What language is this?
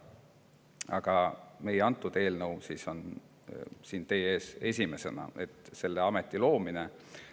Estonian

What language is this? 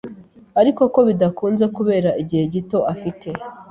Kinyarwanda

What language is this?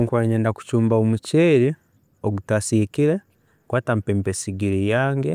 Tooro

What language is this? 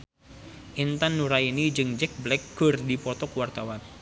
Sundanese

